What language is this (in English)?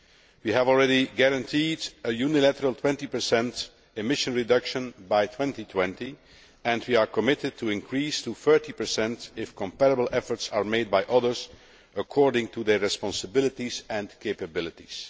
English